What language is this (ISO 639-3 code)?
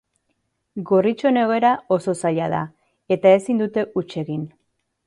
eus